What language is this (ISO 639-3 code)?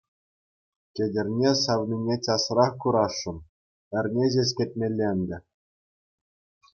chv